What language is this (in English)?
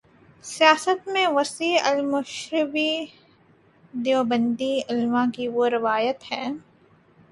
Urdu